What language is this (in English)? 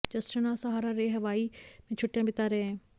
Hindi